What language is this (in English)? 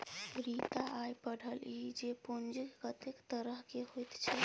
Maithili